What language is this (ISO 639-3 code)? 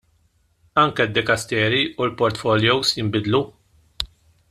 mlt